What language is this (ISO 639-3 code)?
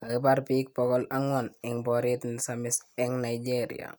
kln